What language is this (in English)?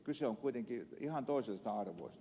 Finnish